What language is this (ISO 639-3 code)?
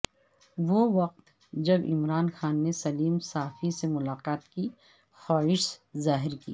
urd